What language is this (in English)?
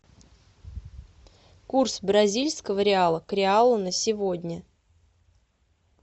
Russian